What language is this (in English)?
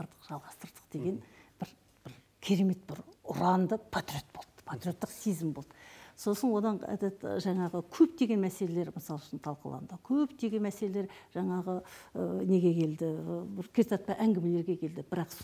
Turkish